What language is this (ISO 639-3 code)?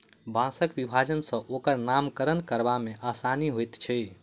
mai